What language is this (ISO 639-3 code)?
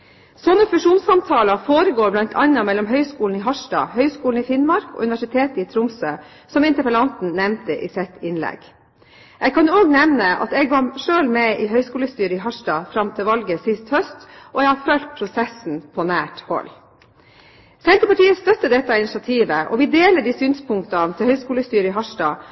nob